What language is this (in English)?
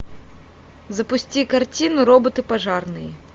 Russian